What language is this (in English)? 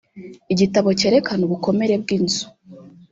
Kinyarwanda